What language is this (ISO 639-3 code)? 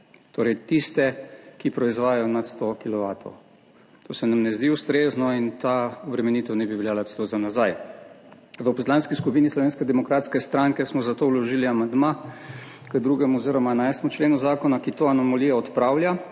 slv